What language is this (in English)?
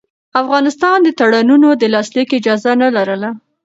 Pashto